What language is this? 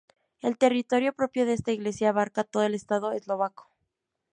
Spanish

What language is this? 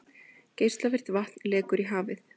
Icelandic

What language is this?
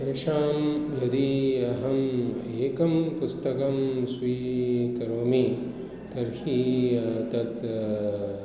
Sanskrit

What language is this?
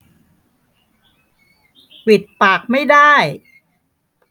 Thai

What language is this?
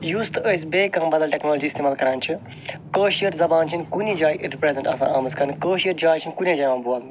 Kashmiri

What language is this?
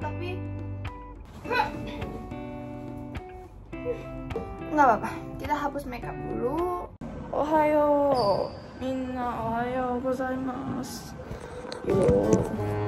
Indonesian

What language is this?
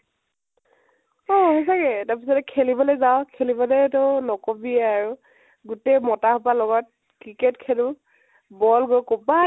Assamese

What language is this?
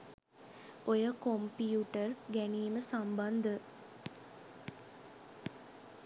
Sinhala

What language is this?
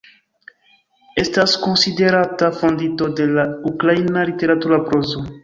Esperanto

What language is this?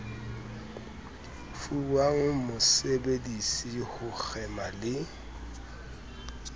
Southern Sotho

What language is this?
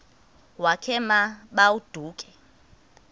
Xhosa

